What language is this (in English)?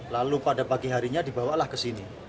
Indonesian